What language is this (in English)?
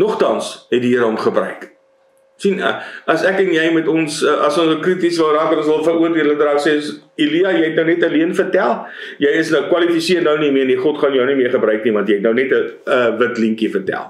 Dutch